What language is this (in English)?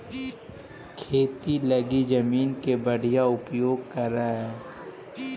Magahi